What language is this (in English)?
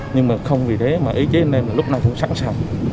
Vietnamese